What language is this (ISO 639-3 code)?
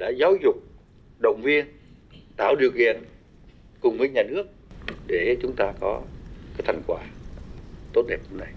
vie